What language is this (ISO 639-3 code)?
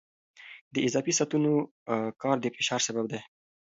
pus